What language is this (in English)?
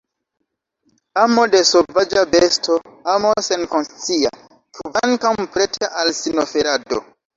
Esperanto